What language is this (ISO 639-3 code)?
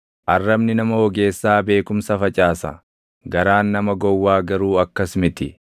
orm